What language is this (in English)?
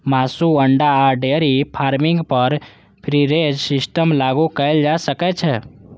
Maithili